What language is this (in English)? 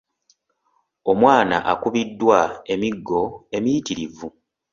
Ganda